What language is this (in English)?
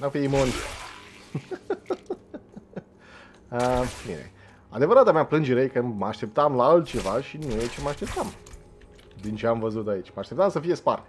Romanian